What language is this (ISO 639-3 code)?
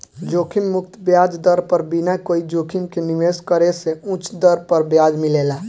bho